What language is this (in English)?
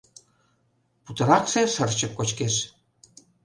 Mari